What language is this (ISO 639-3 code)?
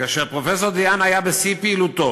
heb